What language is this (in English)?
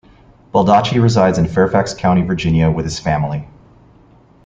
English